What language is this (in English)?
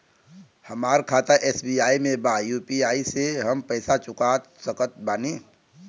Bhojpuri